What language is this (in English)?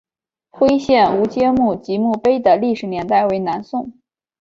Chinese